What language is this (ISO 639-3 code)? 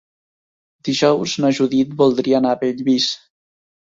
cat